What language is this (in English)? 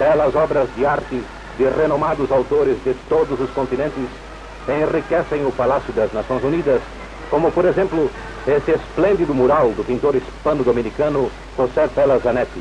Portuguese